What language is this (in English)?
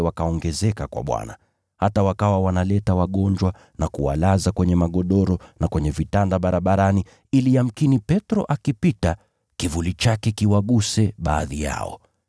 Swahili